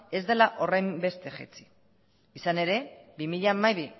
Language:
Basque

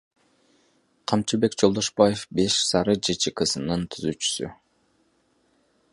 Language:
Kyrgyz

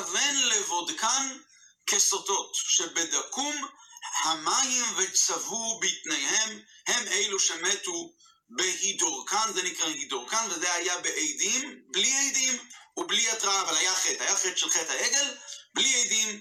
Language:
Hebrew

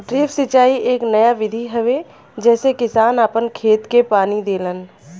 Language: Bhojpuri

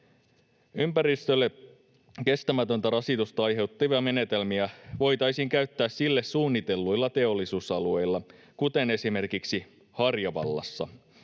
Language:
Finnish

